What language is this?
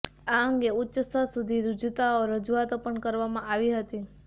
Gujarati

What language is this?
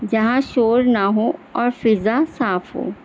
Urdu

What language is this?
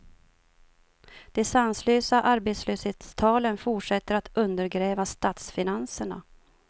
Swedish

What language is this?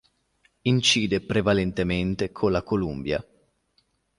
Italian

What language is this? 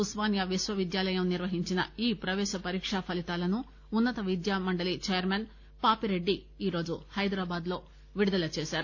Telugu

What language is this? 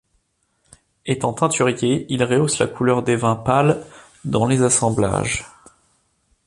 French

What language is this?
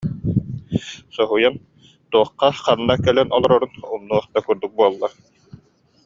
Yakut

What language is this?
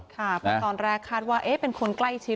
Thai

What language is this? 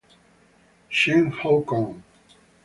Italian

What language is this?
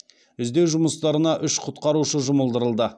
Kazakh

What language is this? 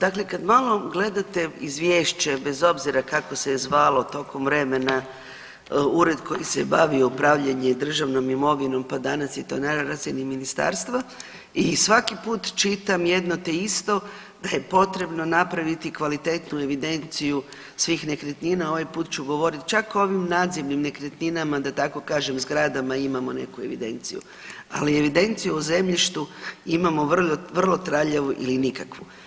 Croatian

